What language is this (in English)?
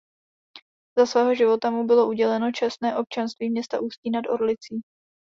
Czech